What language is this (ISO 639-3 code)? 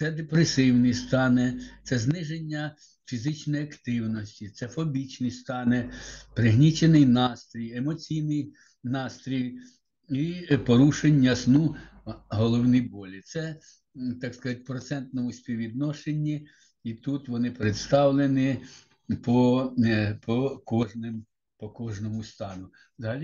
ukr